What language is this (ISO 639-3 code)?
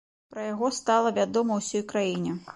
bel